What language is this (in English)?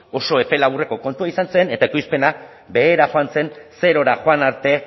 Basque